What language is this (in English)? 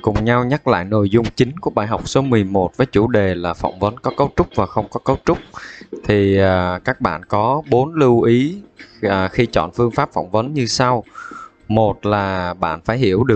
Vietnamese